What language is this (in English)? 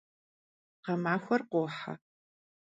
Kabardian